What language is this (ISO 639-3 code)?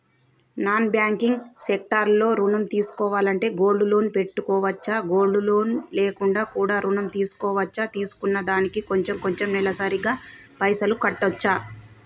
tel